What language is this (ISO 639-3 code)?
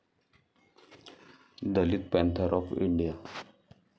mar